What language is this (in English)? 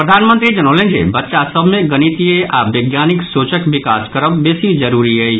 Maithili